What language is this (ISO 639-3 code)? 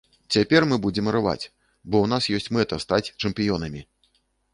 bel